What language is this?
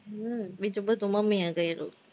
Gujarati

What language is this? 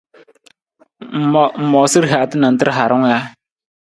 Nawdm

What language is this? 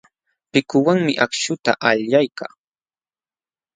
Jauja Wanca Quechua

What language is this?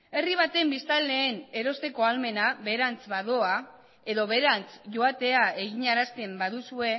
Basque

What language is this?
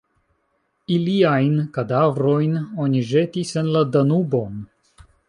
Esperanto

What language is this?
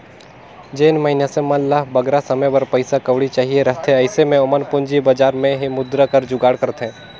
Chhattisgarhi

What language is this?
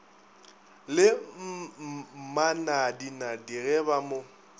Northern Sotho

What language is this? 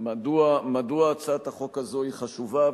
Hebrew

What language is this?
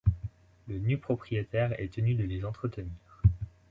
French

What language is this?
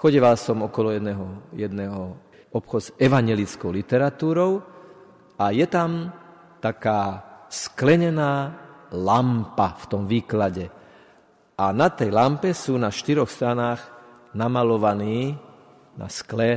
Slovak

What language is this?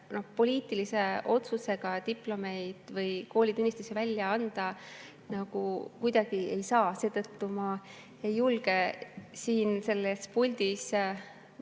Estonian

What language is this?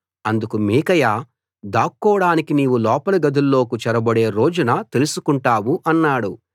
Telugu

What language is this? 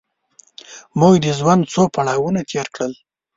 Pashto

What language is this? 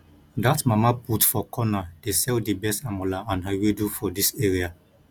Nigerian Pidgin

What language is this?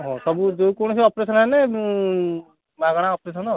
Odia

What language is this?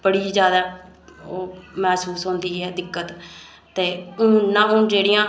Dogri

